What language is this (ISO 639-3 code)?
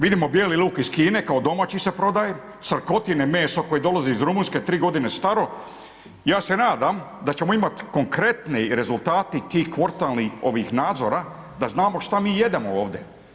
hrv